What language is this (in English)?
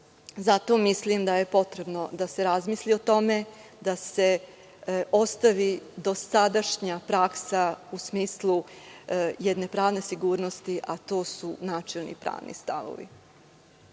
Serbian